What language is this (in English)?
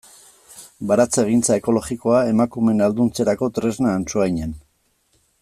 Basque